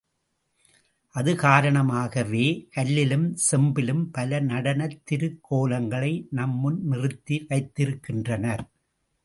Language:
Tamil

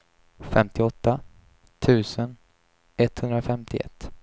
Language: Swedish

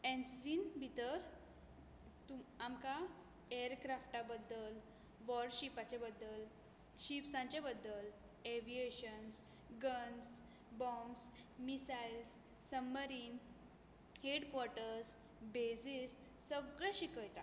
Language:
Konkani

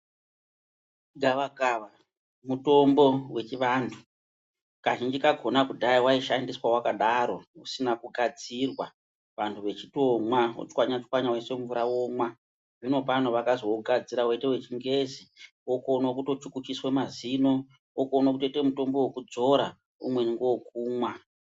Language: Ndau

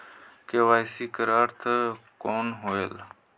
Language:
Chhattisgarhi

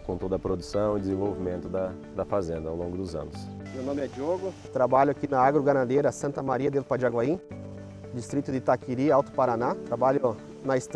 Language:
Portuguese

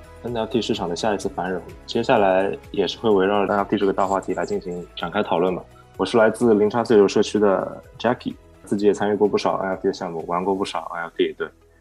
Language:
Chinese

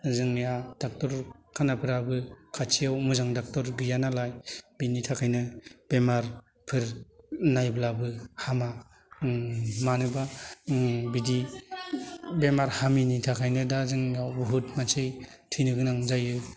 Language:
Bodo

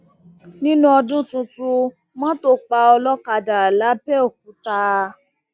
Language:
Yoruba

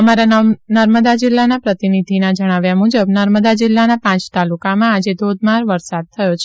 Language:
Gujarati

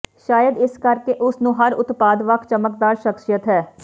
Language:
Punjabi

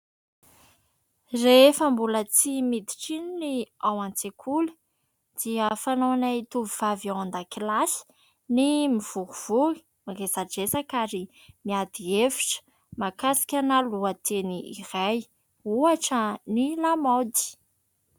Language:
Malagasy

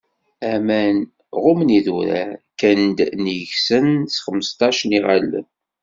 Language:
Kabyle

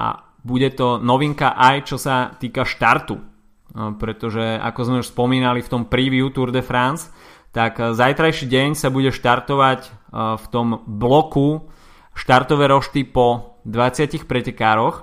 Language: Slovak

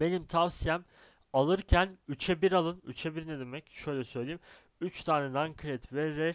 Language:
Turkish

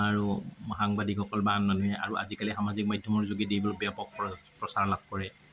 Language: Assamese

